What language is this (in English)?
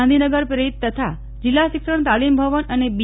Gujarati